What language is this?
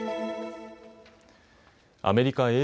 Japanese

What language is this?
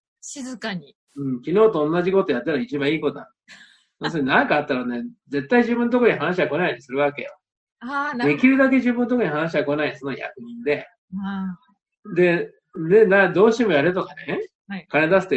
Japanese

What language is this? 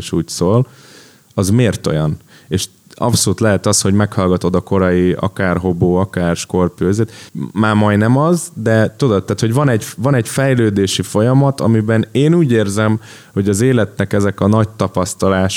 Hungarian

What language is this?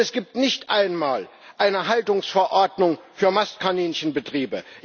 German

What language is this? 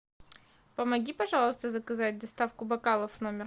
Russian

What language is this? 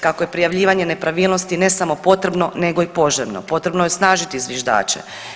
Croatian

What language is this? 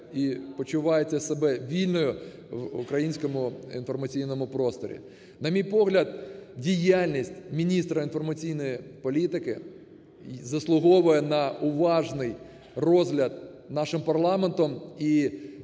Ukrainian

